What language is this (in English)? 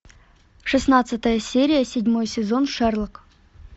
Russian